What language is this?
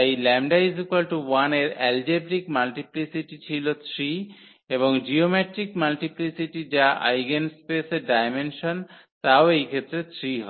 Bangla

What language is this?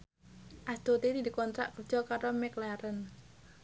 Javanese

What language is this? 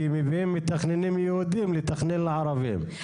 Hebrew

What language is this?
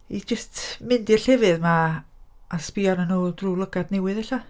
Welsh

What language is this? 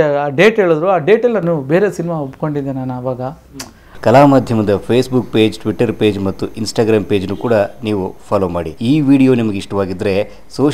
Korean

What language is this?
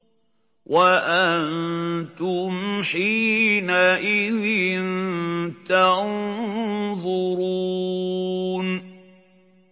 Arabic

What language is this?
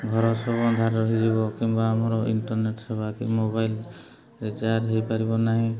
Odia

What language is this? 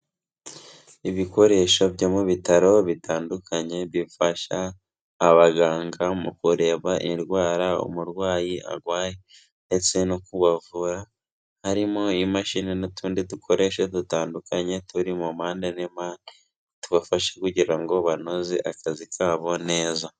Kinyarwanda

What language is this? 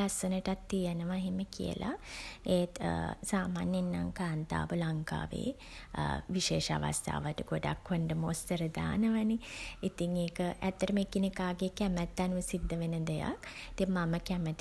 Sinhala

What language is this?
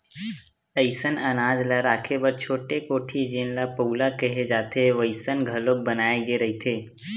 Chhattisgarhi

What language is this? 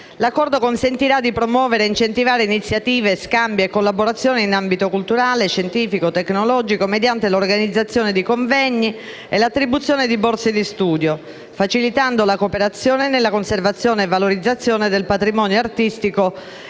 Italian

